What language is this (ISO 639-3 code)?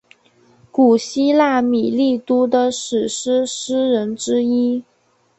zho